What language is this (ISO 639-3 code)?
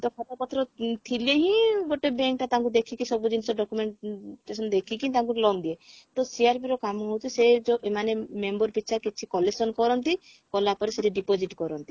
ori